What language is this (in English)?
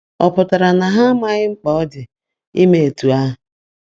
Igbo